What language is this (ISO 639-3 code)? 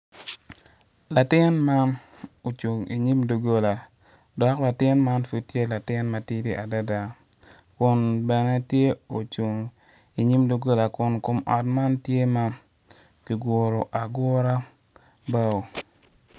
ach